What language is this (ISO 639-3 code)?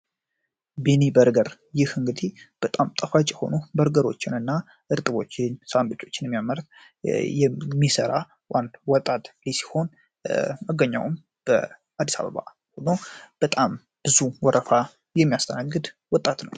amh